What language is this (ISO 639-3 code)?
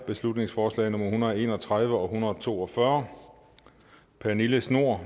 dan